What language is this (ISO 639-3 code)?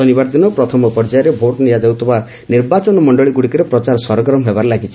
ori